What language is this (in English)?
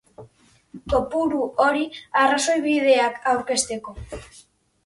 Basque